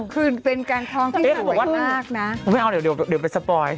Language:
Thai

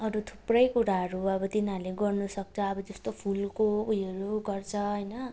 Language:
Nepali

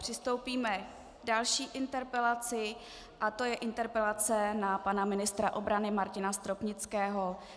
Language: Czech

